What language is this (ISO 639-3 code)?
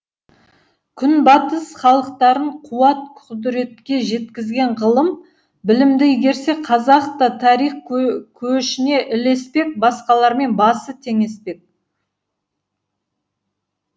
kaz